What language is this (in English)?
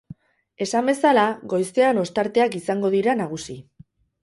Basque